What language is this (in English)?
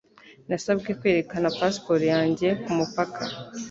Kinyarwanda